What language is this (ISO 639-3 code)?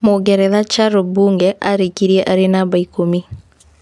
kik